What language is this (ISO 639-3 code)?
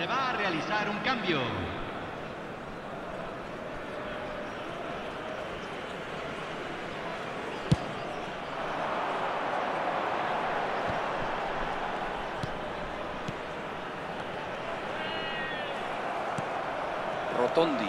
spa